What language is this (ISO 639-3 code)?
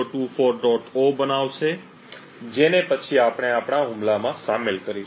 guj